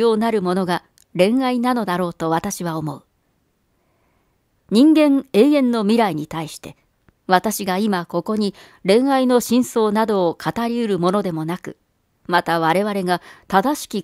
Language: Japanese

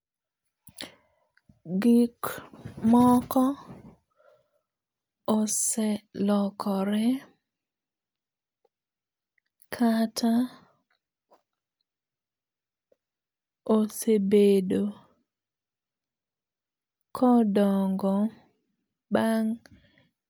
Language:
Luo (Kenya and Tanzania)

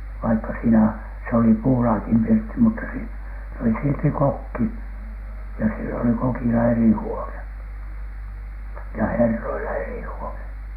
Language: Finnish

